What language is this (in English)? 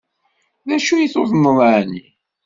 Kabyle